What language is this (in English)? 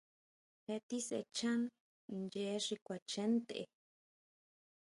Huautla Mazatec